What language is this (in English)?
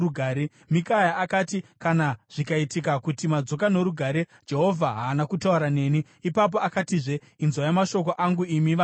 Shona